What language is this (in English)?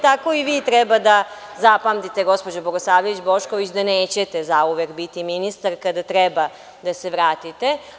Serbian